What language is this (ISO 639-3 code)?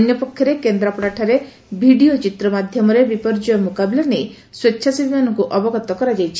ori